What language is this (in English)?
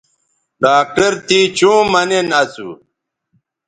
Bateri